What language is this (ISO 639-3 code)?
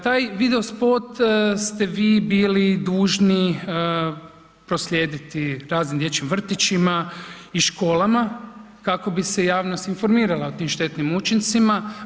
hrv